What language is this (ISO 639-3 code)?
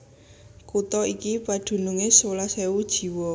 jav